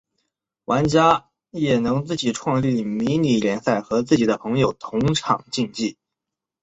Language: Chinese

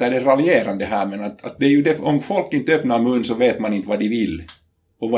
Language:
Swedish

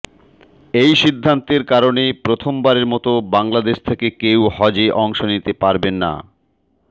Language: Bangla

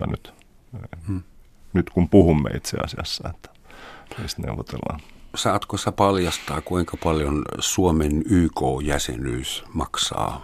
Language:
Finnish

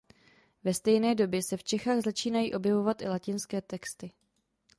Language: Czech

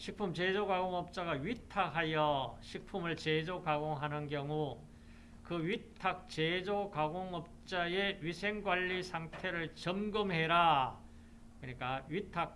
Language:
Korean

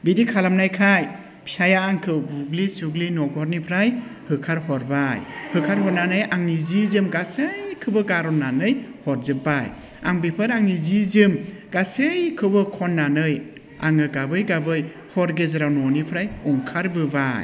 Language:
Bodo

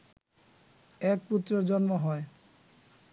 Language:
Bangla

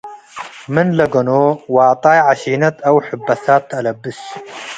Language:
Tigre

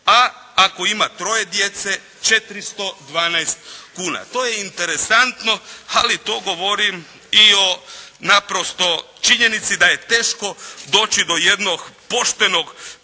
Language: Croatian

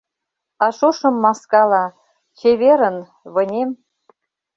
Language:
Mari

